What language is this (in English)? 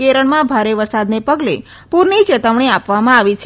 Gujarati